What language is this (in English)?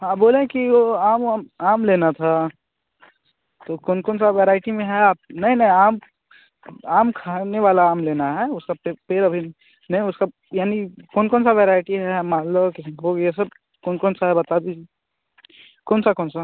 Hindi